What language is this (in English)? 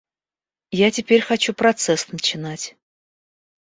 Russian